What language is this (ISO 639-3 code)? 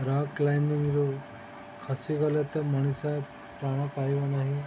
ori